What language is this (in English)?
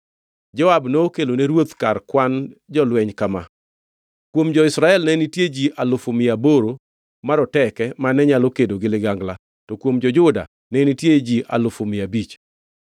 Luo (Kenya and Tanzania)